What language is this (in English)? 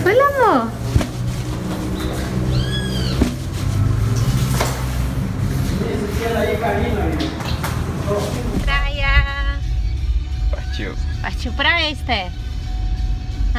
Portuguese